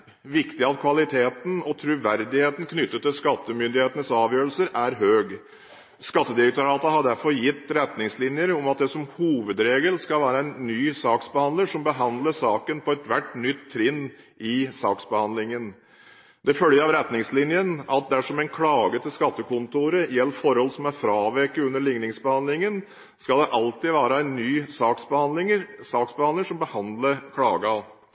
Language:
Norwegian Bokmål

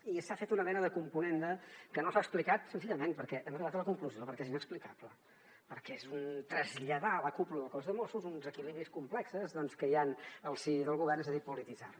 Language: Catalan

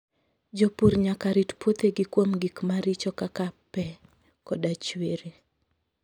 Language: Luo (Kenya and Tanzania)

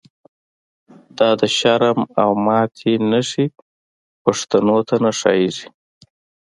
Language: Pashto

